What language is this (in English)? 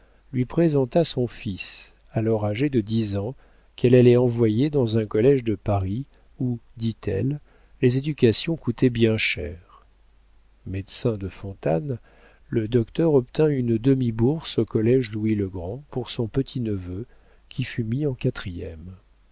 French